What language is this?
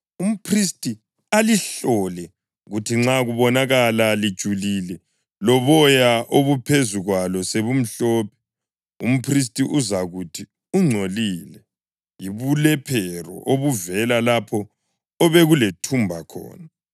North Ndebele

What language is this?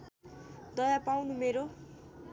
Nepali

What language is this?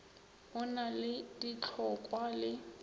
Northern Sotho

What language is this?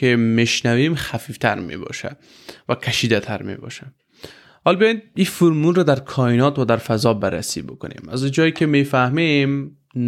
Persian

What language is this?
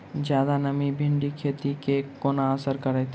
Maithili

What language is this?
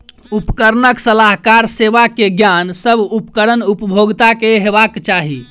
Maithili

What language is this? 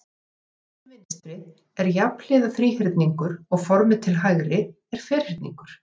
Icelandic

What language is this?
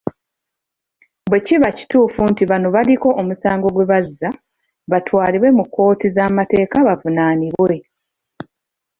Ganda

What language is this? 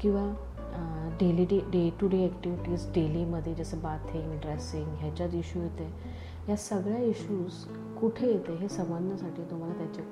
Marathi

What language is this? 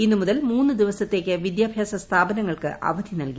Malayalam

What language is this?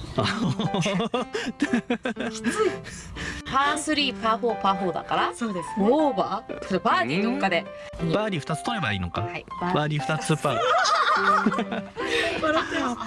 Japanese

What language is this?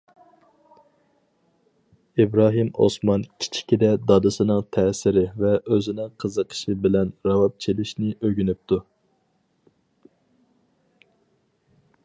Uyghur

